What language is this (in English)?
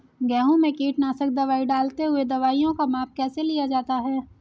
Hindi